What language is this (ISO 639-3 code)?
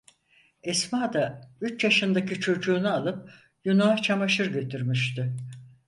tur